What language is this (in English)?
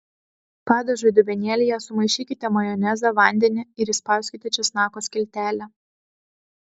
Lithuanian